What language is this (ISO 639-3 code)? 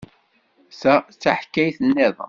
kab